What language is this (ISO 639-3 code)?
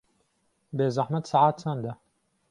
ckb